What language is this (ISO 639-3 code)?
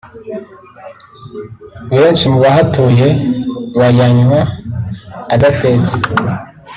kin